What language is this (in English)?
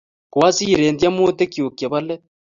Kalenjin